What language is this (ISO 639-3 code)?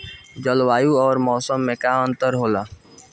bho